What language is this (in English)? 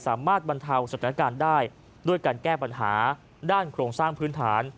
Thai